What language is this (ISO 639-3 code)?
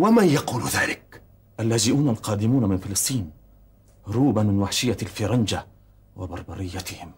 ara